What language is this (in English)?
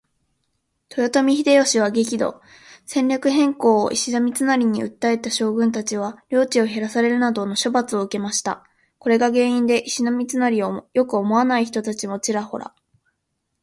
Japanese